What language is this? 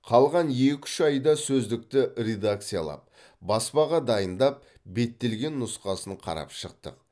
Kazakh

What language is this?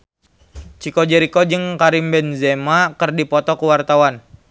Sundanese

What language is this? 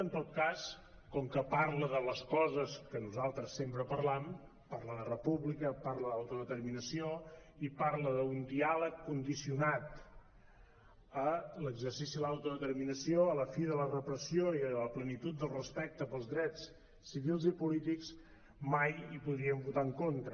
Catalan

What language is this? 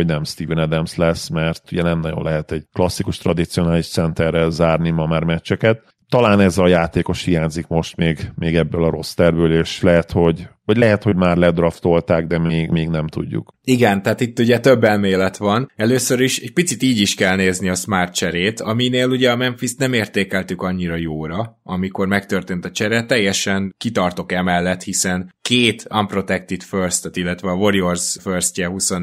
Hungarian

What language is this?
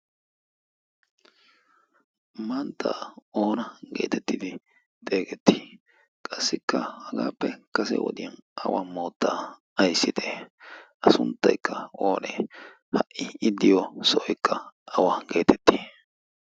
Wolaytta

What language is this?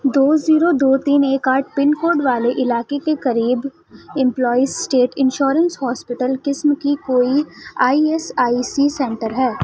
Urdu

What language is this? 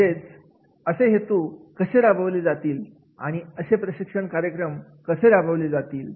Marathi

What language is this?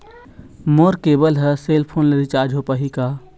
Chhattisgarhi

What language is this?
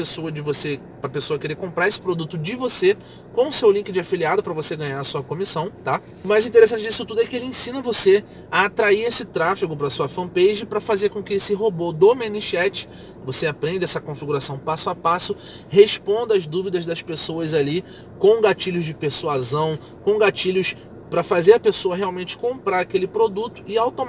Portuguese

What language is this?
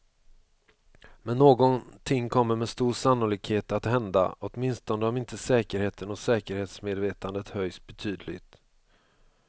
Swedish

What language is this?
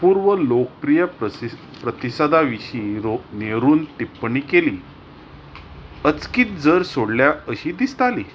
Konkani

